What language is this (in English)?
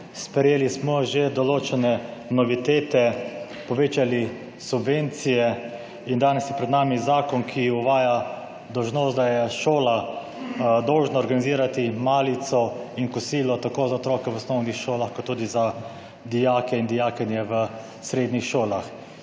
Slovenian